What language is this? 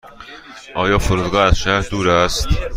Persian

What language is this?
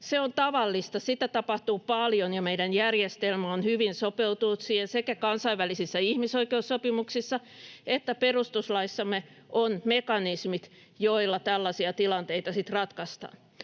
Finnish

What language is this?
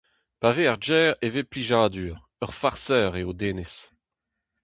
Breton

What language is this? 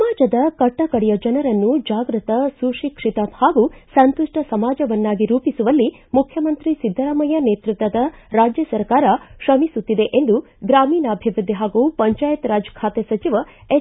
Kannada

